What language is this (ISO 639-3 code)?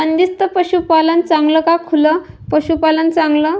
mar